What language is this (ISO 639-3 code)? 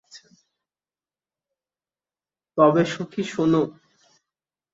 ben